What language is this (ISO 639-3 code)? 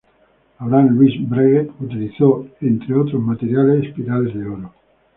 spa